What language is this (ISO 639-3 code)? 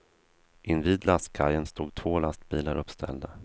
swe